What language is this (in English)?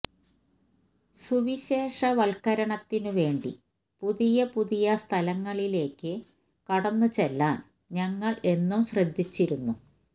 Malayalam